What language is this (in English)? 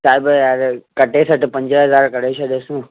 Sindhi